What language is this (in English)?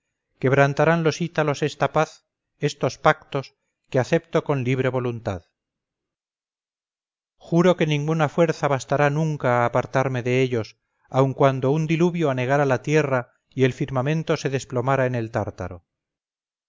Spanish